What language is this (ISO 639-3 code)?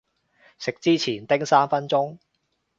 yue